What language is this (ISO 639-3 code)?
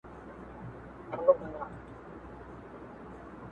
pus